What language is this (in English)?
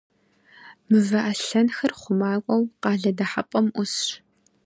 Kabardian